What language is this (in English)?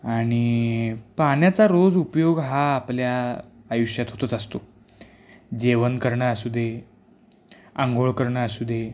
Marathi